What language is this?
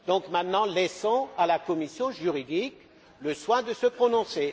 French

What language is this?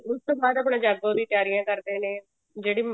Punjabi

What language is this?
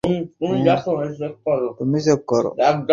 Bangla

